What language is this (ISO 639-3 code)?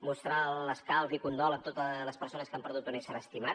cat